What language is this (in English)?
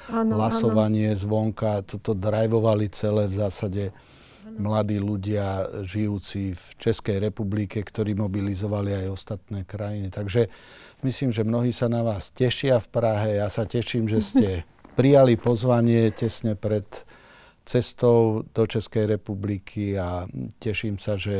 Slovak